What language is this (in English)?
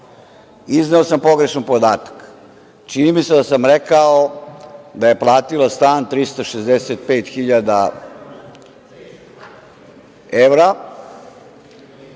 Serbian